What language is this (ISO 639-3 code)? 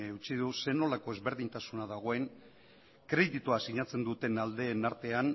eus